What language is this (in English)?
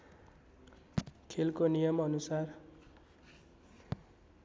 Nepali